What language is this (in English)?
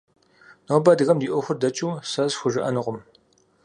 Kabardian